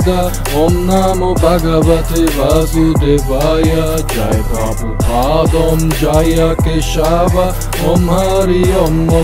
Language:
German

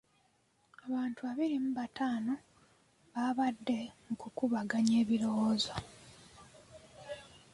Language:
Ganda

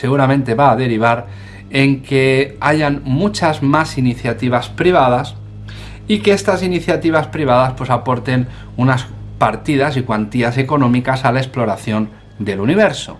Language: Spanish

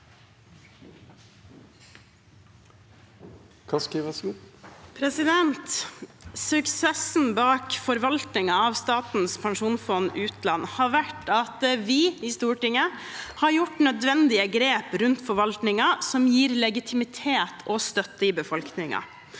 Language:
Norwegian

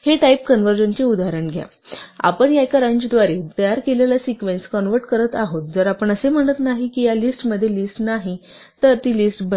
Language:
Marathi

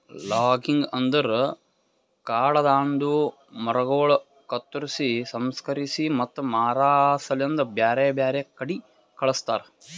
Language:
Kannada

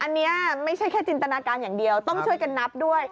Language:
Thai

